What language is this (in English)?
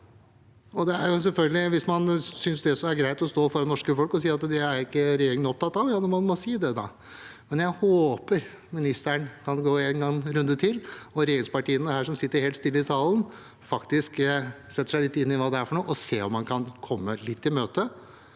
Norwegian